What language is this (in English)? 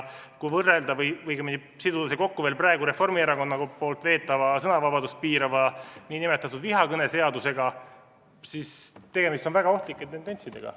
Estonian